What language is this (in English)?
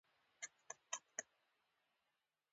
Pashto